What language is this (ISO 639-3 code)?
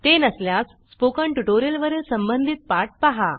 mar